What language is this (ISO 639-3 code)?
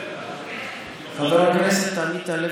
heb